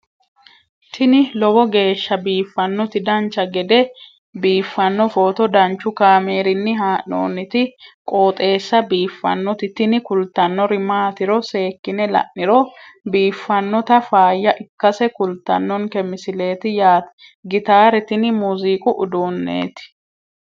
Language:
Sidamo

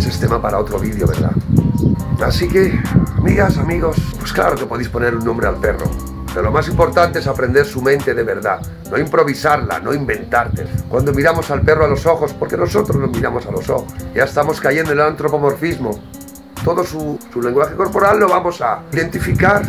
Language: Spanish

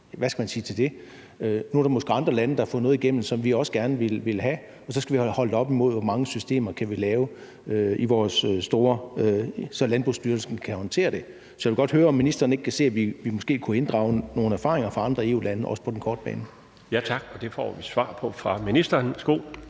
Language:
Danish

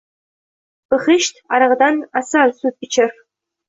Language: Uzbek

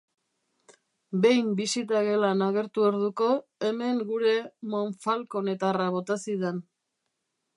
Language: Basque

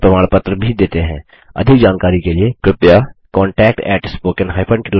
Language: Hindi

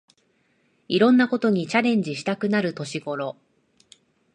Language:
Japanese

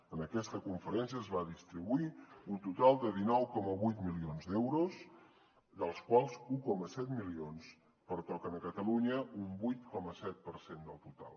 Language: Catalan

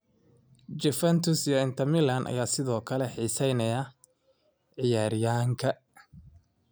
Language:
Somali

